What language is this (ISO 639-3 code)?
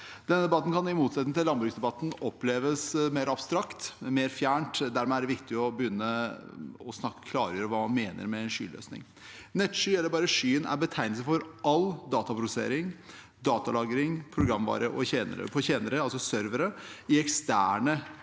nor